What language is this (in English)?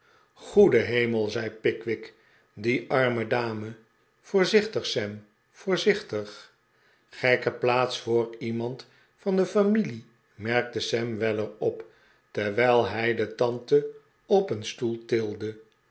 Dutch